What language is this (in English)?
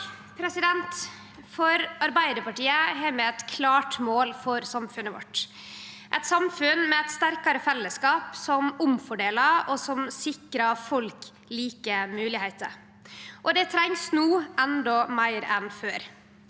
Norwegian